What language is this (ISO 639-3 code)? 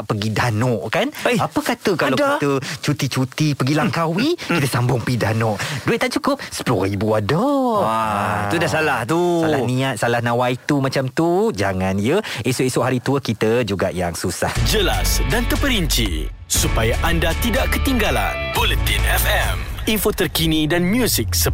msa